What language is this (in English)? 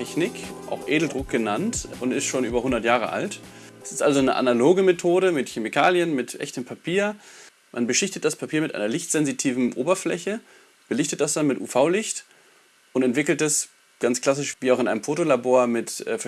German